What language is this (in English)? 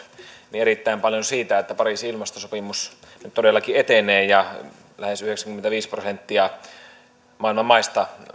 Finnish